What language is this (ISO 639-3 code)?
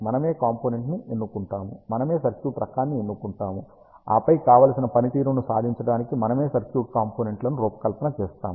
tel